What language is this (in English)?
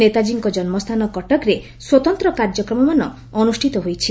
Odia